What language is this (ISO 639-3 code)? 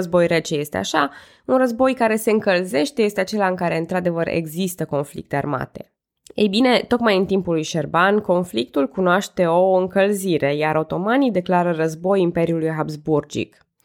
ron